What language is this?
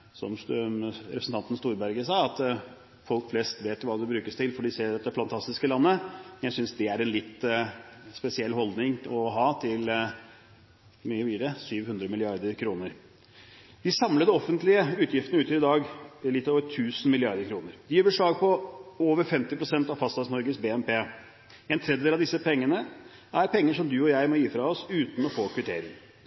Norwegian Bokmål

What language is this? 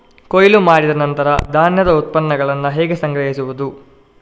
Kannada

